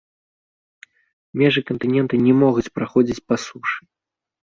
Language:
Belarusian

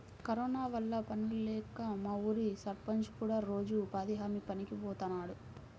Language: Telugu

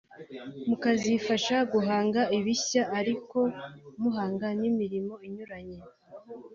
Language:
Kinyarwanda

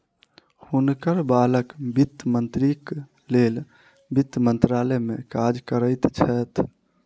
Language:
Maithili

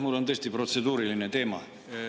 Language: Estonian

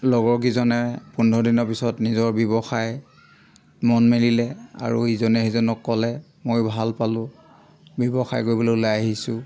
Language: Assamese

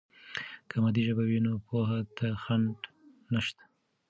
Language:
Pashto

